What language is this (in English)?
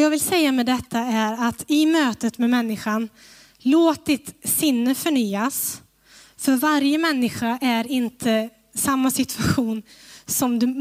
Swedish